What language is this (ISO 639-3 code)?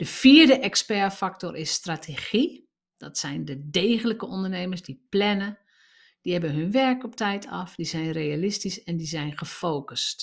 nld